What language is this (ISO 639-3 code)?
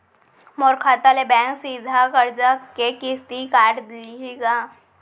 hne